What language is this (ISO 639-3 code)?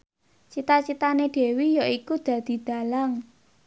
jav